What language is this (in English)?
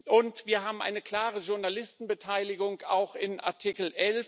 German